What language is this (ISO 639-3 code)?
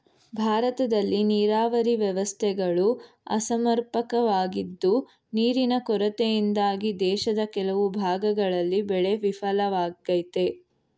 kan